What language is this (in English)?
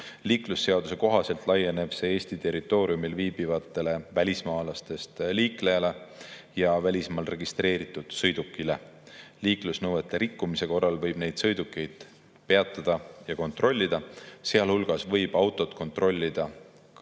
Estonian